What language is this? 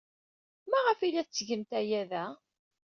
Kabyle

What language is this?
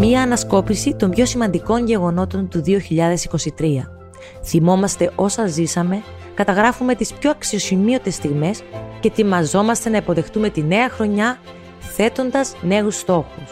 Greek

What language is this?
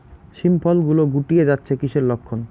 Bangla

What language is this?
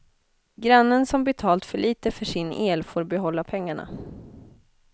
Swedish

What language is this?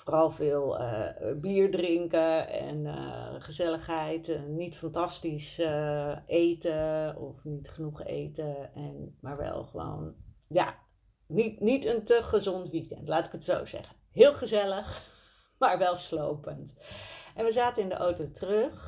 Dutch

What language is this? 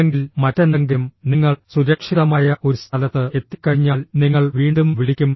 Malayalam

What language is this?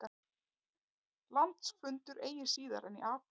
Icelandic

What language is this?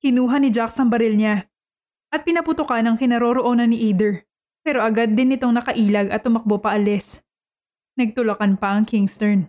Filipino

